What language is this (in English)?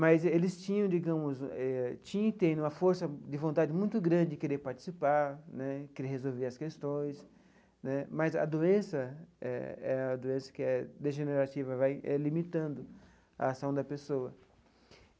Portuguese